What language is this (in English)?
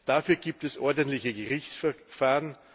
German